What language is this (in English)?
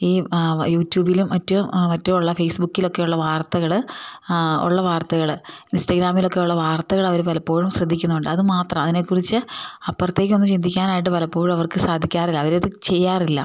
Malayalam